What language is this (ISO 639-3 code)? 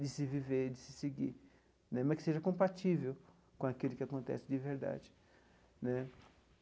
por